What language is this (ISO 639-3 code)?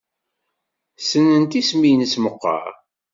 kab